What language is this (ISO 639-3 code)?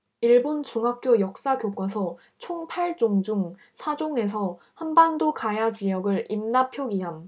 kor